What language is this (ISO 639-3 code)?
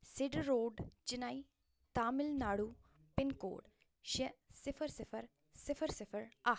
kas